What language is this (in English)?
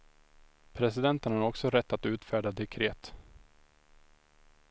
Swedish